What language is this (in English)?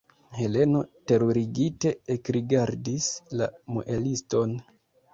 Esperanto